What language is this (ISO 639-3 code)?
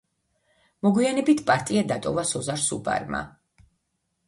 kat